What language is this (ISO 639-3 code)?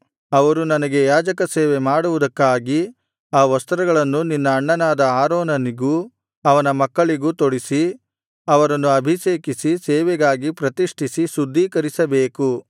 kan